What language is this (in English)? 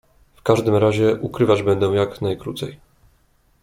Polish